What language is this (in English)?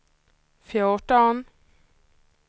Swedish